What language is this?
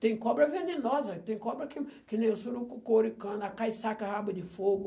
Portuguese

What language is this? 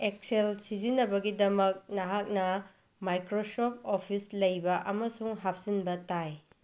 Manipuri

